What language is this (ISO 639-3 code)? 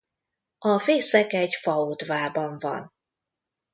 hun